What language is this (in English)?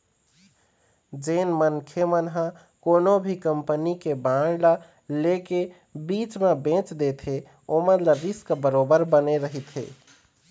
Chhattisgarhi